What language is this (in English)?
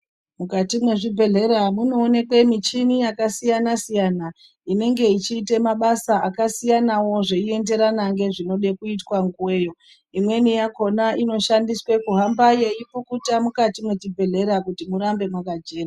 Ndau